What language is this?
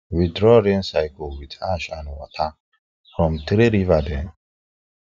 Nigerian Pidgin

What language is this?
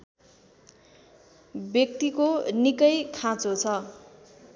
Nepali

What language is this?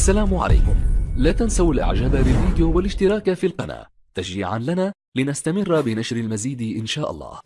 Arabic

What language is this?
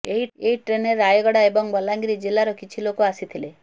Odia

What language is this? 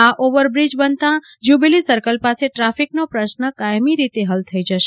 Gujarati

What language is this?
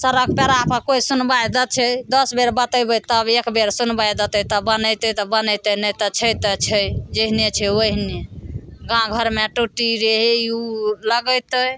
Maithili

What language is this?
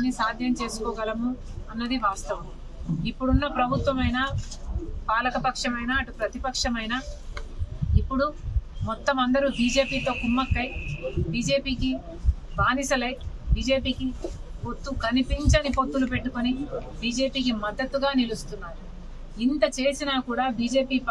Telugu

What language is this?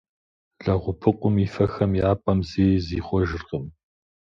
Kabardian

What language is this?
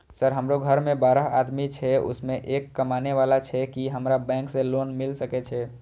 Maithili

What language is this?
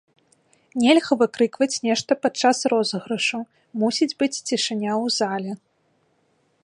Belarusian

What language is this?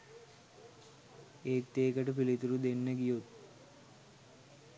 Sinhala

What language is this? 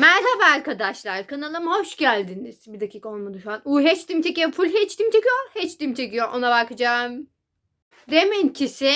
Turkish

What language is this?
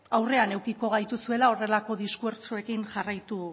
Basque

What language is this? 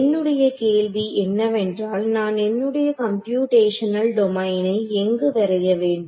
Tamil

